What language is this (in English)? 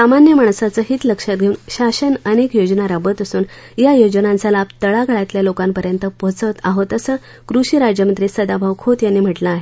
Marathi